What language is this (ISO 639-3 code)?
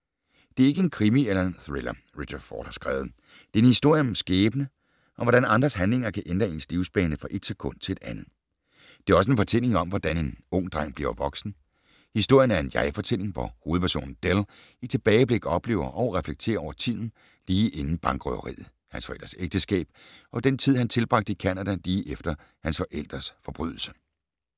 dan